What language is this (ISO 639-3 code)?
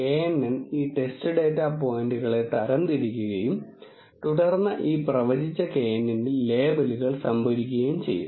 mal